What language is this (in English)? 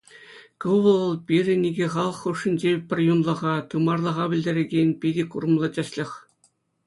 Chuvash